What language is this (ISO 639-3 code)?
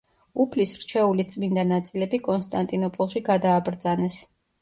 kat